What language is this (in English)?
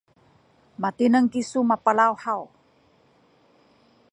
Sakizaya